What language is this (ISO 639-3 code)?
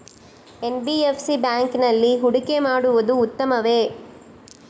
kan